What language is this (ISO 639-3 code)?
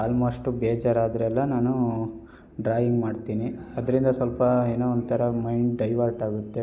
kan